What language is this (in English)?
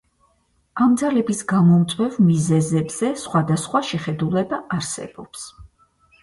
Georgian